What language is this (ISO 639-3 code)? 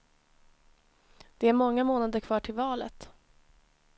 swe